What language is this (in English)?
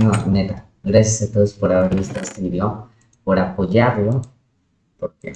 Spanish